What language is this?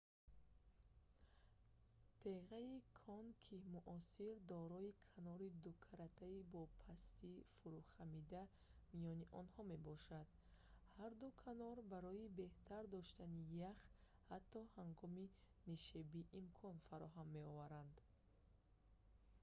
Tajik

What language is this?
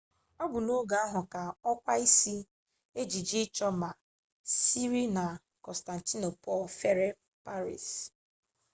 Igbo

